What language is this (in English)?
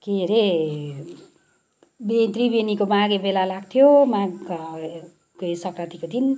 Nepali